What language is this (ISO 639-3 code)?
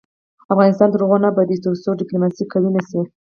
pus